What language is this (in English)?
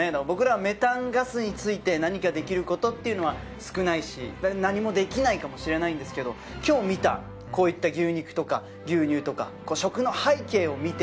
Japanese